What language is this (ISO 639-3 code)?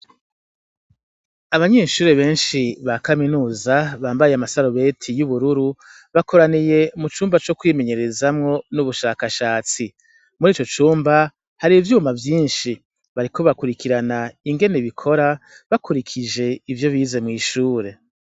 run